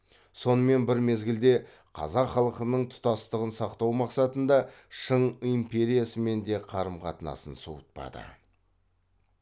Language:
Kazakh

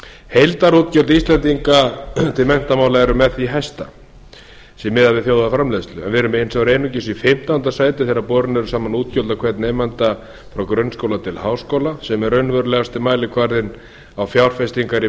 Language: Icelandic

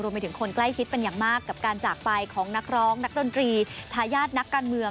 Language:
Thai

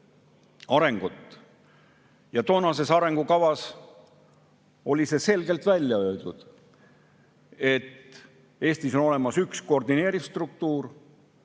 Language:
Estonian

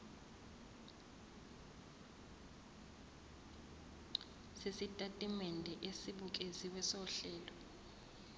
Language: Zulu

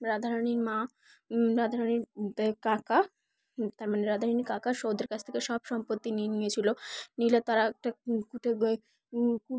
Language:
Bangla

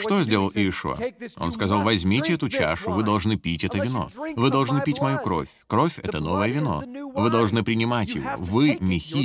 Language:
Russian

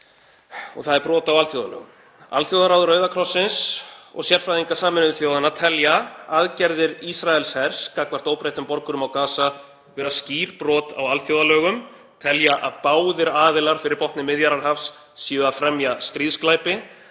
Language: Icelandic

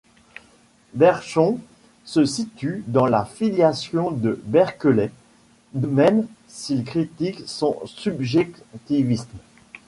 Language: French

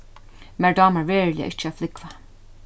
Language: Faroese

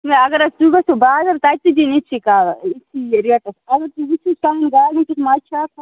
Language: Kashmiri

